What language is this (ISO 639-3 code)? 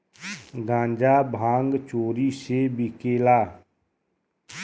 bho